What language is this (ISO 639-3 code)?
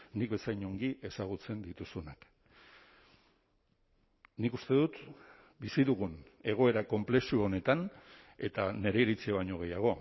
eus